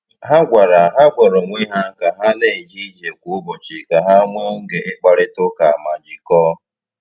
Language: Igbo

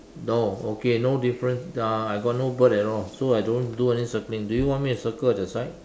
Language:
English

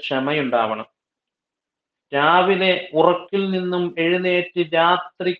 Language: Turkish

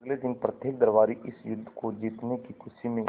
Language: Hindi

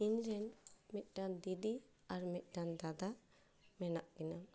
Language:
Santali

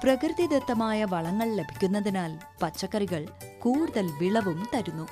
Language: Malayalam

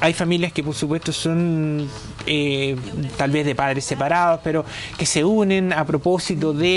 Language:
Spanish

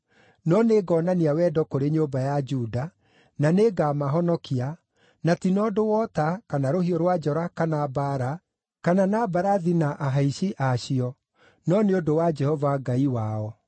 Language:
Kikuyu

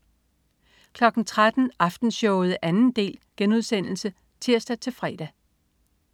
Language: Danish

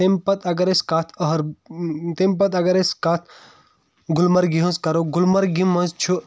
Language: Kashmiri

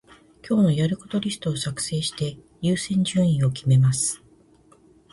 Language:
Japanese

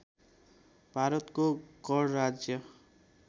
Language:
Nepali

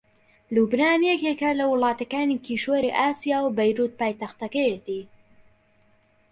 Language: Central Kurdish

